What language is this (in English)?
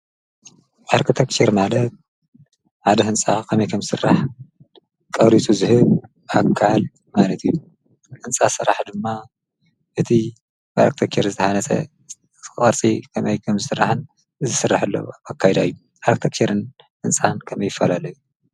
Tigrinya